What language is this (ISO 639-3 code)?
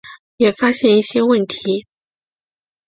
zho